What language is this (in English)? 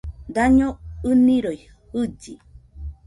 Nüpode Huitoto